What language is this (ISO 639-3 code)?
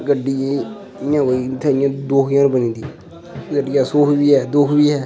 doi